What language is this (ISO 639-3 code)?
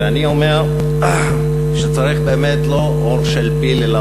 heb